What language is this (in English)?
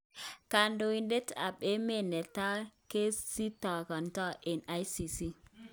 Kalenjin